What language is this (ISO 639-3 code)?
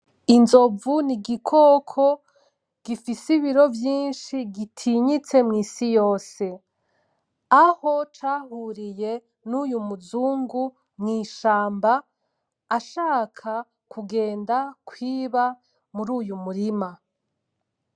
run